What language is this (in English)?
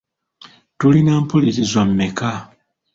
Ganda